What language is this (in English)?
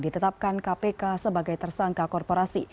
Indonesian